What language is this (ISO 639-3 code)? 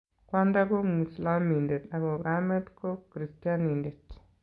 kln